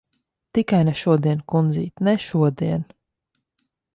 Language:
Latvian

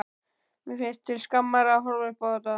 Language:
Icelandic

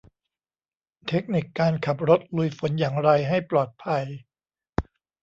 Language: Thai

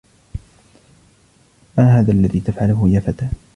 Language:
Arabic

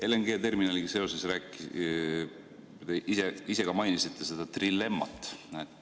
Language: Estonian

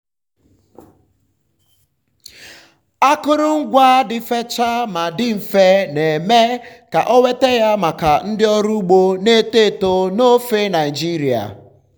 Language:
Igbo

